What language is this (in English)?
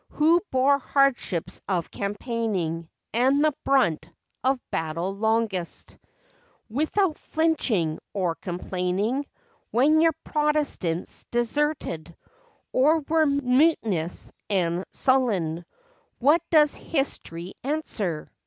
English